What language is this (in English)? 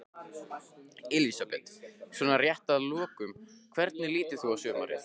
Icelandic